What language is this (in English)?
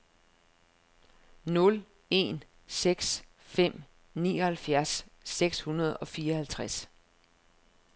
Danish